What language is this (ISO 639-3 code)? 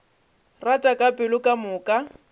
nso